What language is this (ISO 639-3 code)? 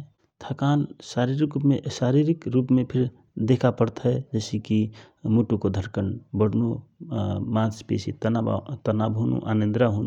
thr